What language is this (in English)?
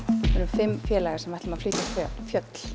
Icelandic